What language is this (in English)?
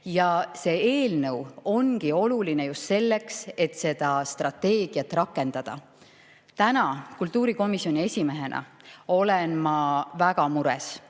Estonian